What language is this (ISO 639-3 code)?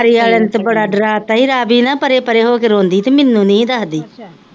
pan